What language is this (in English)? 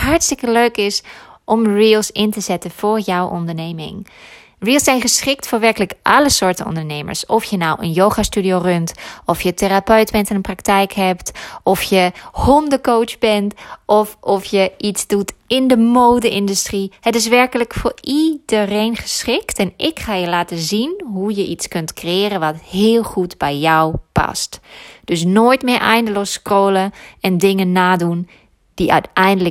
Dutch